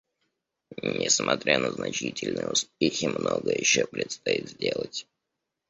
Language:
Russian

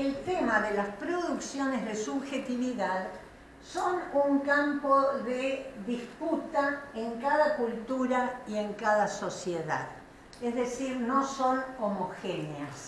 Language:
Spanish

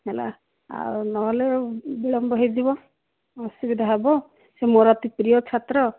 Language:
Odia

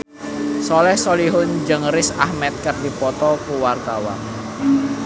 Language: Sundanese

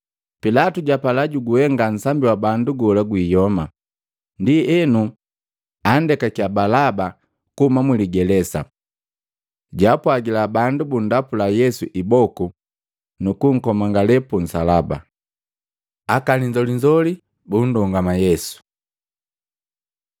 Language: Matengo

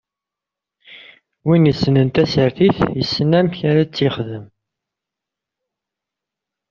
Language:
Kabyle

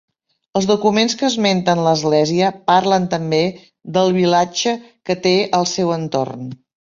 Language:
Catalan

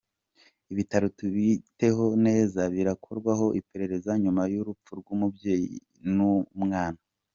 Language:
Kinyarwanda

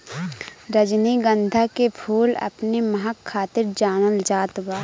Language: Bhojpuri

